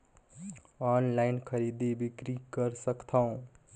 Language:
Chhattisgarhi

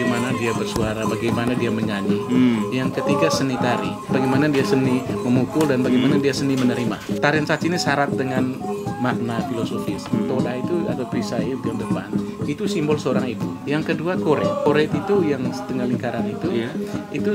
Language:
Indonesian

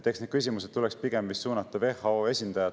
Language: Estonian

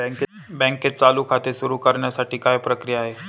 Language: Marathi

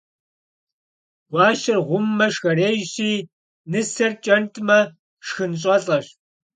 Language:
Kabardian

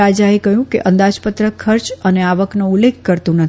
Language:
Gujarati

